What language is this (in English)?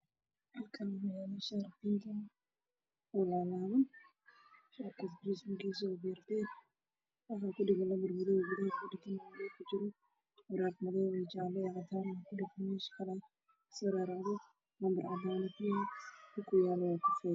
Somali